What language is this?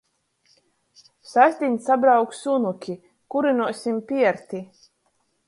Latgalian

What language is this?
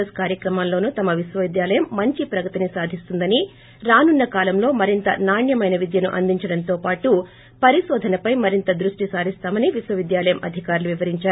Telugu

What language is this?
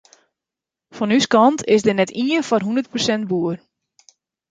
Western Frisian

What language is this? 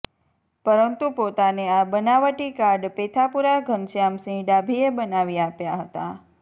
Gujarati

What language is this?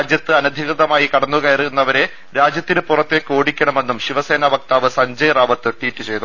Malayalam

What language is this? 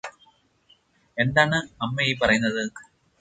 Malayalam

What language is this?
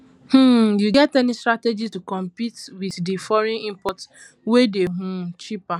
Nigerian Pidgin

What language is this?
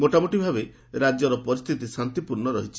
Odia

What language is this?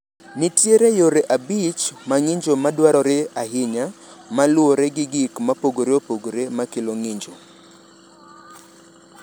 Luo (Kenya and Tanzania)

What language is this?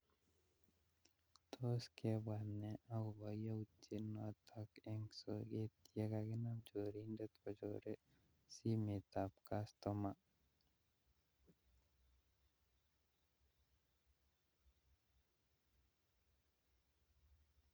Kalenjin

